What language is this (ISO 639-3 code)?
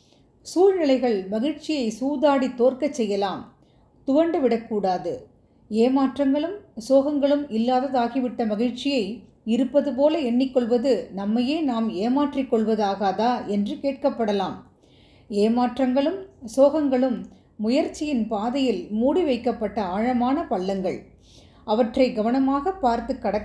tam